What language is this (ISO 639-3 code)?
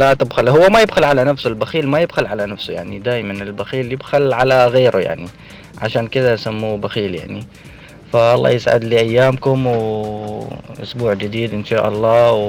ara